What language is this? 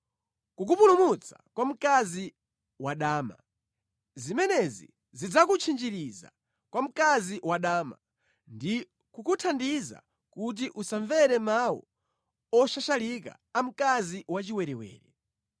Nyanja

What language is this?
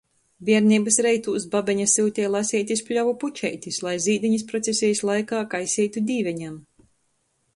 Latgalian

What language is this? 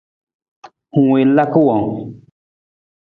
Nawdm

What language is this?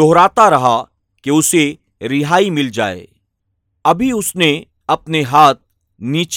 Urdu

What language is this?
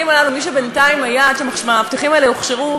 Hebrew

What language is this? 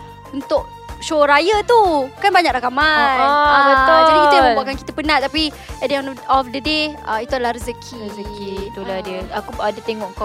Malay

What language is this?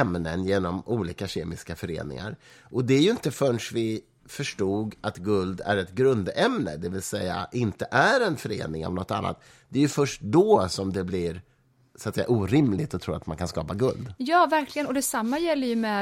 Swedish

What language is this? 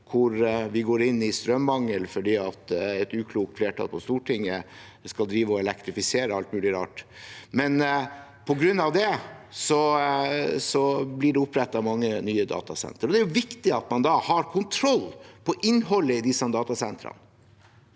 Norwegian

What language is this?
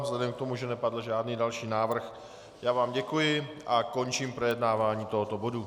Czech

